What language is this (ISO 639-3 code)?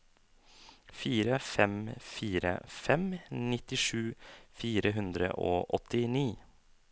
nor